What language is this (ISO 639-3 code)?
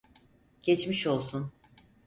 tur